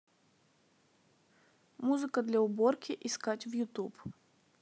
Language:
Russian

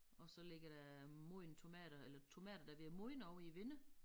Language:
Danish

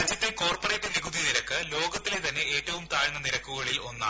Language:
Malayalam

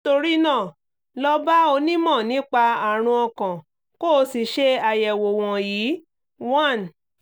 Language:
Yoruba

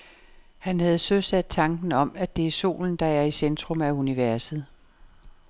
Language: Danish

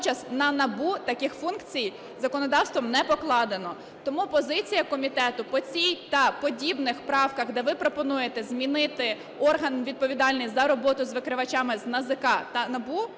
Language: Ukrainian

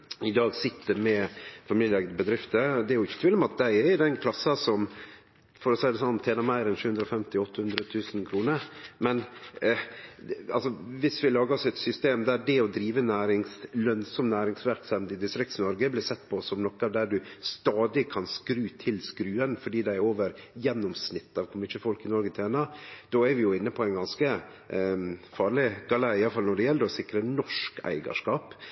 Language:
Norwegian Nynorsk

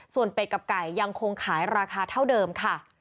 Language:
Thai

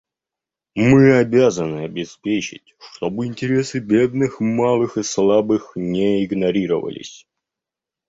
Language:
Russian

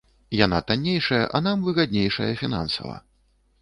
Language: Belarusian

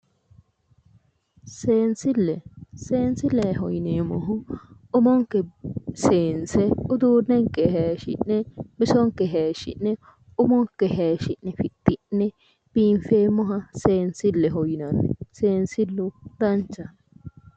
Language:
Sidamo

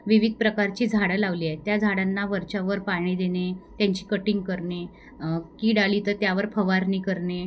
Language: Marathi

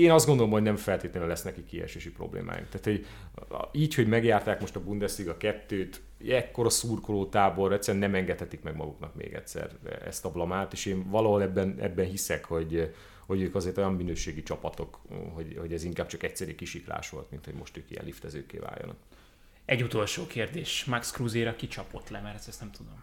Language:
Hungarian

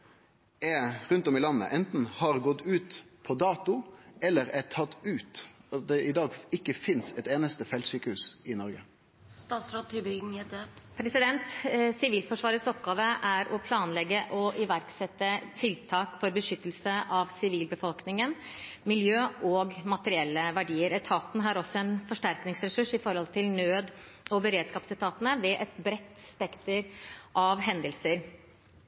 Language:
Norwegian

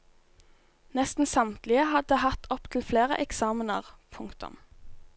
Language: Norwegian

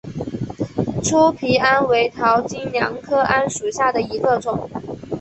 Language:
Chinese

